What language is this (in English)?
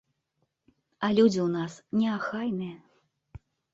Belarusian